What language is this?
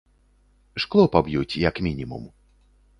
Belarusian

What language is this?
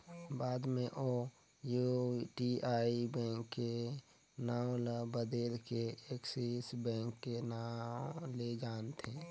Chhattisgarhi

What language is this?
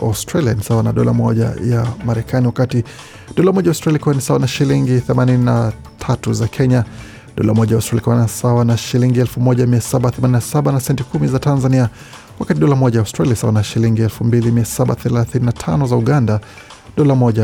Swahili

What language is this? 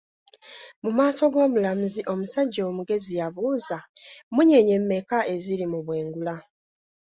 Ganda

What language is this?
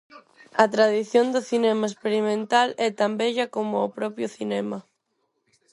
Galician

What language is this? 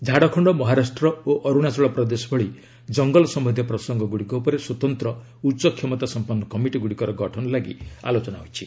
Odia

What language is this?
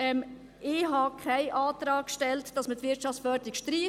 Swiss German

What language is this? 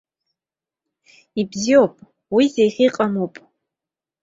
Abkhazian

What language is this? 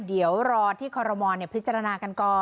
Thai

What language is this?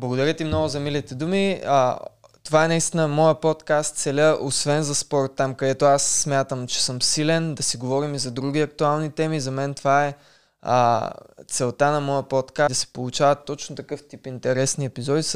Bulgarian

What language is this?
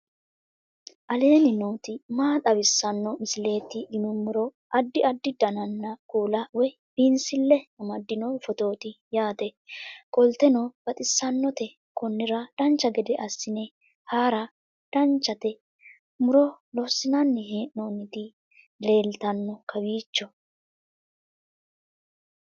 Sidamo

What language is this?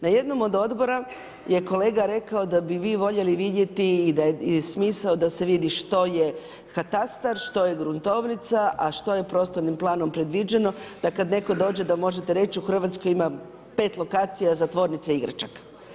Croatian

